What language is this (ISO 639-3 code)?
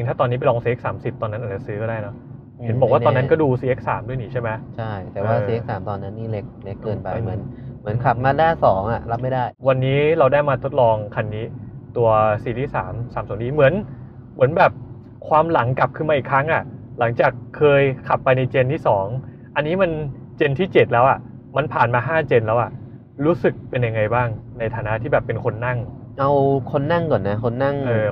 tha